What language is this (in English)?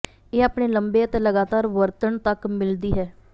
Punjabi